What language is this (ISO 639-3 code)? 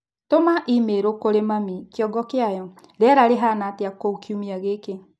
kik